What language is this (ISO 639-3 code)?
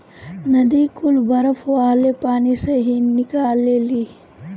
bho